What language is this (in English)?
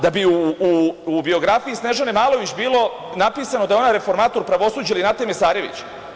Serbian